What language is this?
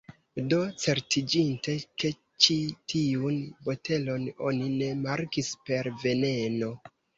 Esperanto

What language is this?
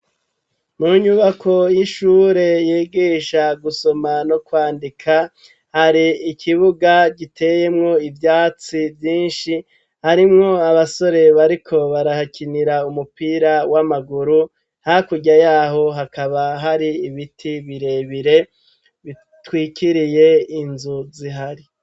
Rundi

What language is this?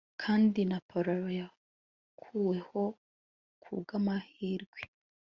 Kinyarwanda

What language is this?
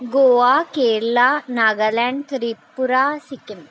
Punjabi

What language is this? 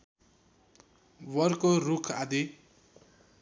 Nepali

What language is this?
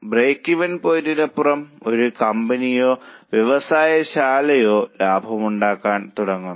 Malayalam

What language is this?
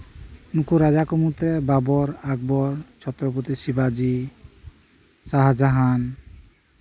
Santali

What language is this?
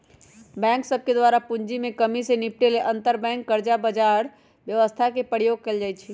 Magahi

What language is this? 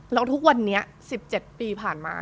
Thai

